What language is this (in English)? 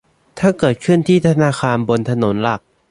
Thai